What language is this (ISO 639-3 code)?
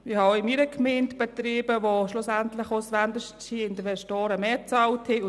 gsw